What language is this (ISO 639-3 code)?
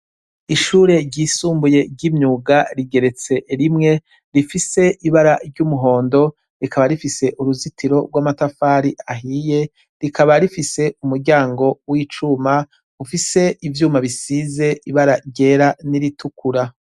run